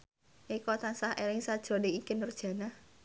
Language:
Javanese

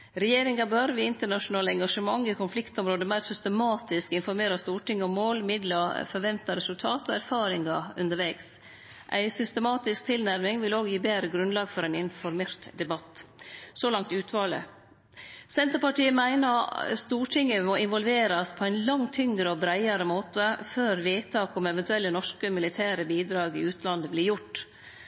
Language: Norwegian Nynorsk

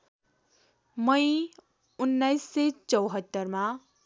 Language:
Nepali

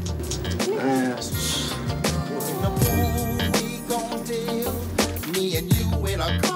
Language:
English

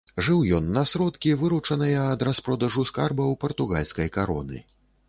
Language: Belarusian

